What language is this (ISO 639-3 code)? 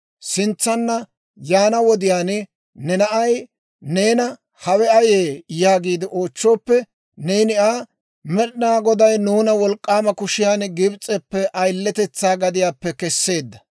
dwr